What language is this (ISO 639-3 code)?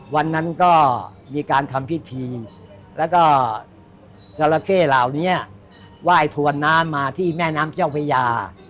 tha